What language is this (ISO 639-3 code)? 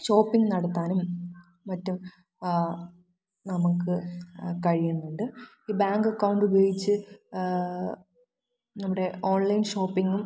mal